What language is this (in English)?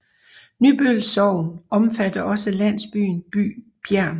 Danish